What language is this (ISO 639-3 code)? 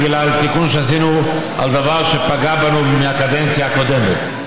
heb